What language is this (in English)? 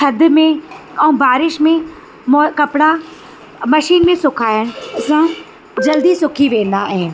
Sindhi